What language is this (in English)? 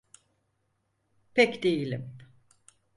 Turkish